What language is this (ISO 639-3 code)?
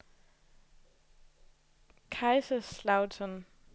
dan